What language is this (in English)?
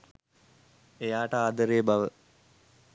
Sinhala